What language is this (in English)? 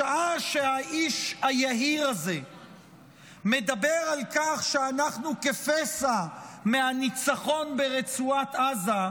Hebrew